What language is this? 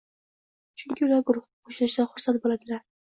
Uzbek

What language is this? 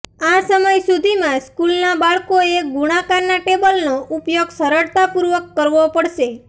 Gujarati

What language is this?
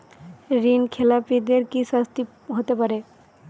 Bangla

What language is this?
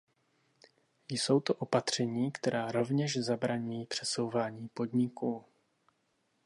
Czech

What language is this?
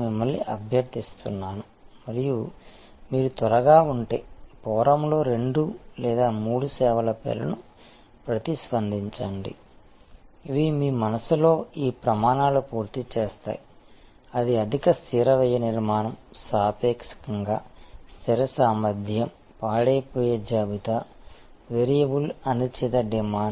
Telugu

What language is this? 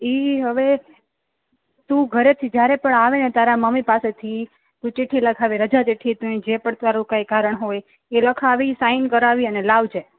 Gujarati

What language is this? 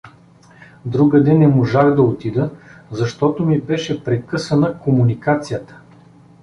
Bulgarian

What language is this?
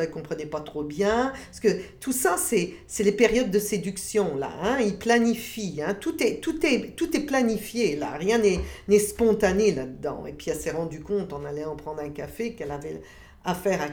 French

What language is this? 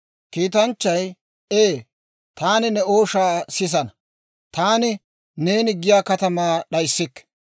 Dawro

